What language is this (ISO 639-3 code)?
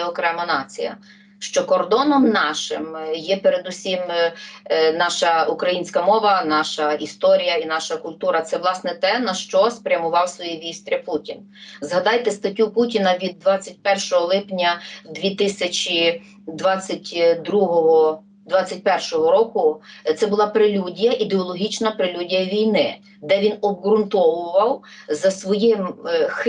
ukr